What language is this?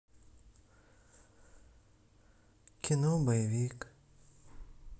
Russian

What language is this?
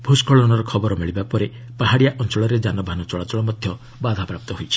Odia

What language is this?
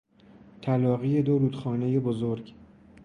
Persian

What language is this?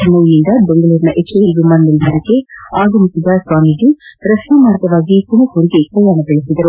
Kannada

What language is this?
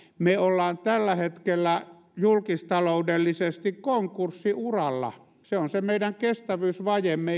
Finnish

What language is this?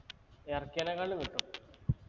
Malayalam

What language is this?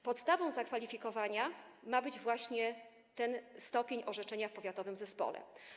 Polish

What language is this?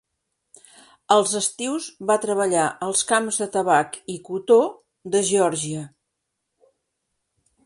Catalan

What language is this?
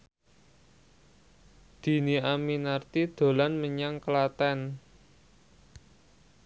Javanese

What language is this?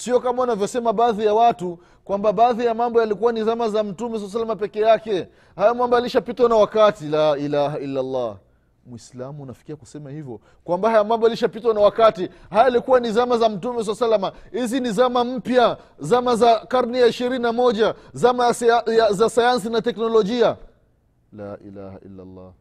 Swahili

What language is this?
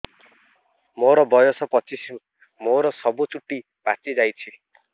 Odia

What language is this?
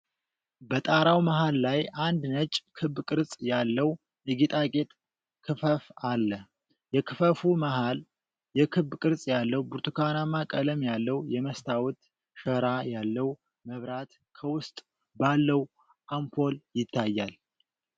Amharic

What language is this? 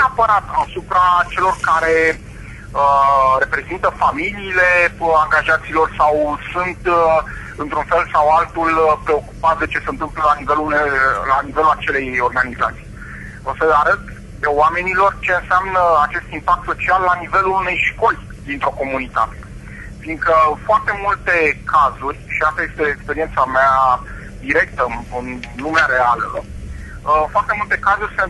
Romanian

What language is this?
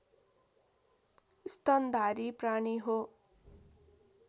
Nepali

